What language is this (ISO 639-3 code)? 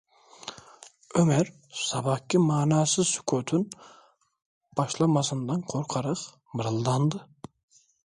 tur